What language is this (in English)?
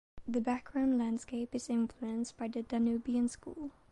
English